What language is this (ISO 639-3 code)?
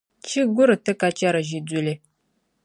dag